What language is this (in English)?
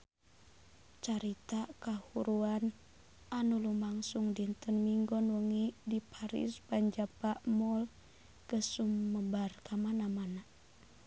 Sundanese